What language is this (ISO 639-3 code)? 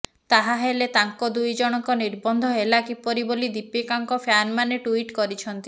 ori